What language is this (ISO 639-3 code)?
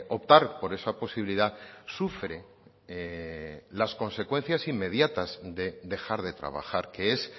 spa